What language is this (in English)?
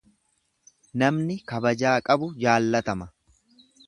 Oromo